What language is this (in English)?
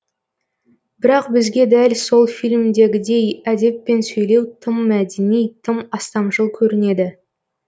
Kazakh